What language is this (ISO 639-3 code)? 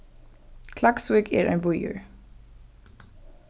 fao